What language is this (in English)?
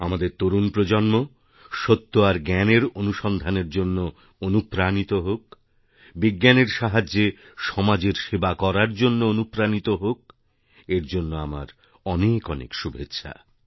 Bangla